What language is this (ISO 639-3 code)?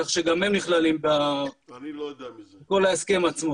heb